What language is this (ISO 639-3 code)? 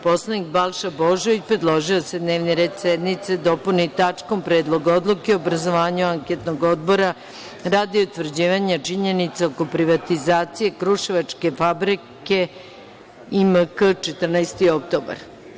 srp